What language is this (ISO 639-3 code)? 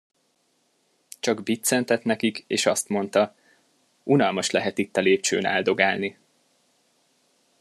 hun